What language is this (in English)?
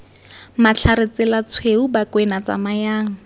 Tswana